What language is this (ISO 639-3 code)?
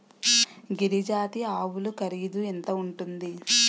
tel